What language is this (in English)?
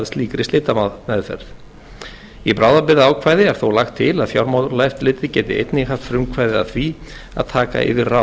Icelandic